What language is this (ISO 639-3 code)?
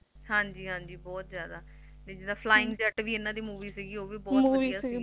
pan